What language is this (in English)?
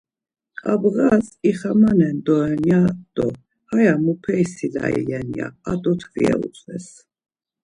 Laz